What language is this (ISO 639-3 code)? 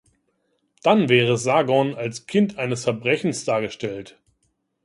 deu